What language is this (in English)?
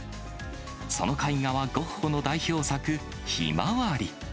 Japanese